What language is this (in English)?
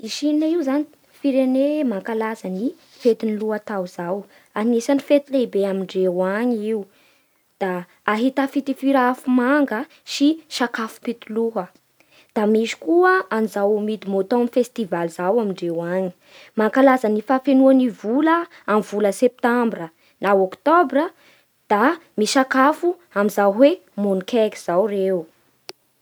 Bara Malagasy